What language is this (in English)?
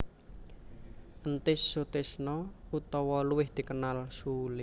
Javanese